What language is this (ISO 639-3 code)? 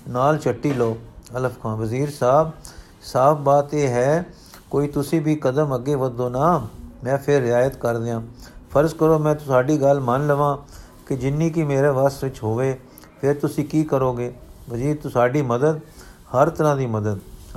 pan